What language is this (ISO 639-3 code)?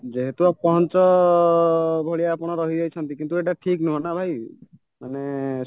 ori